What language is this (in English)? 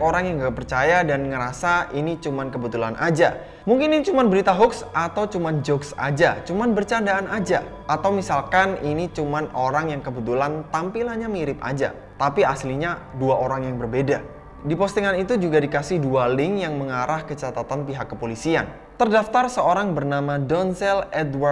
Indonesian